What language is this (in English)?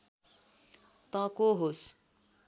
Nepali